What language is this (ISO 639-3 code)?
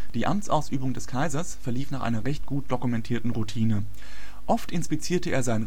deu